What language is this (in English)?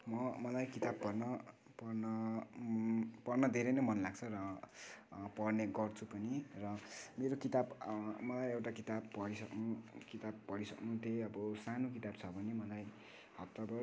Nepali